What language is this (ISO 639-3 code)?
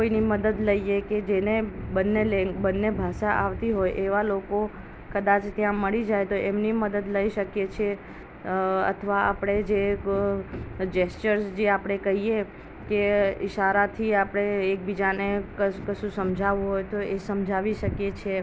guj